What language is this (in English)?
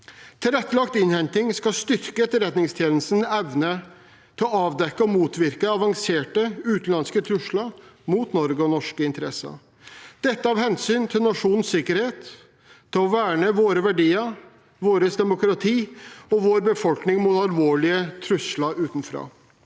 Norwegian